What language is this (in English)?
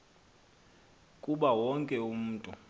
Xhosa